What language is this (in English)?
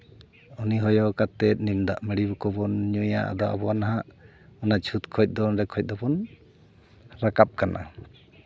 Santali